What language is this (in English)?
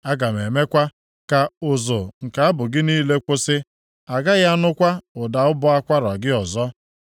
Igbo